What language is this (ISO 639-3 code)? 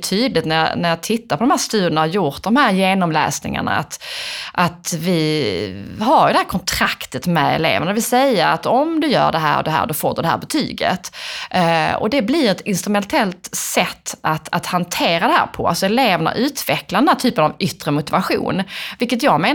swe